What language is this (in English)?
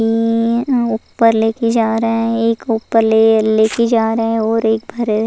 Hindi